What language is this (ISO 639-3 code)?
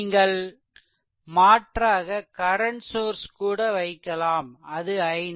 tam